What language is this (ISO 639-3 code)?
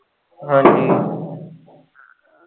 pan